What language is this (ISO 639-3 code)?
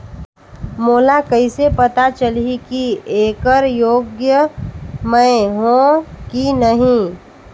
hne